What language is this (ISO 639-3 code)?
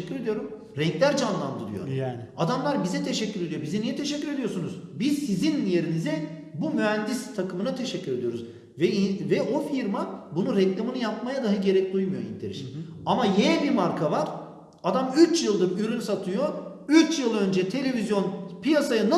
tur